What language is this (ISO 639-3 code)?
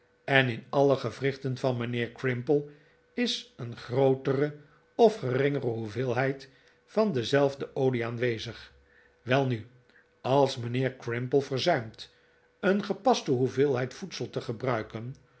nld